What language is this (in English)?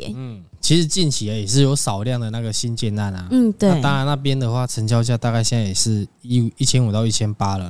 Chinese